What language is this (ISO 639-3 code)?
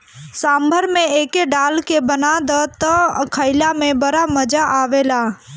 bho